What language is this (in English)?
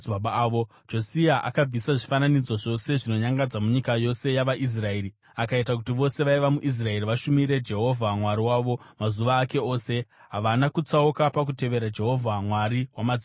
Shona